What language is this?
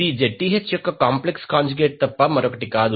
Telugu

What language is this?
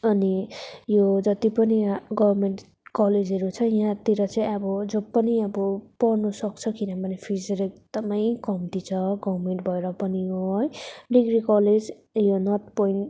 Nepali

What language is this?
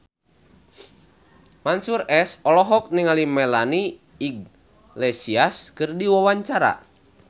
Sundanese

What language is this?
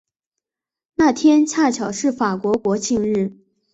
Chinese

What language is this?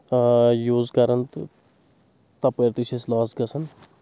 Kashmiri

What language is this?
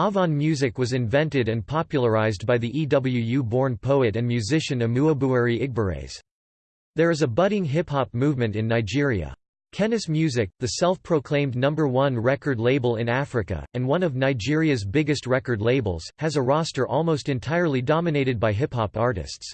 English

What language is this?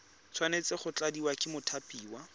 Tswana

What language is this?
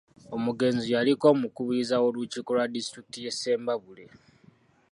Ganda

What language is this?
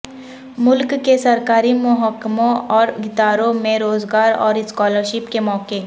Urdu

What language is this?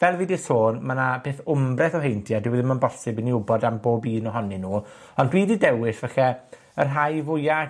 Welsh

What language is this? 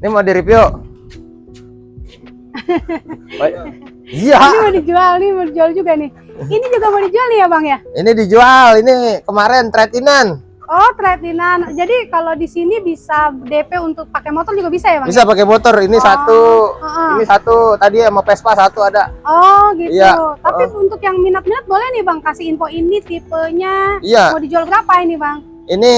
Indonesian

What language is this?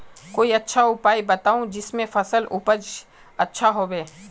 Magahi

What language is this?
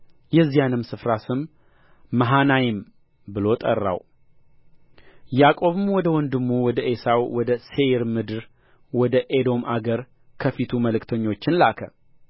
Amharic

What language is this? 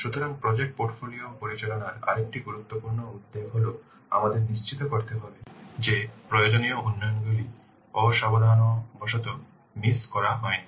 Bangla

